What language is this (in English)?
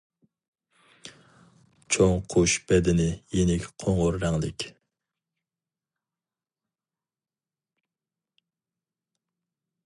Uyghur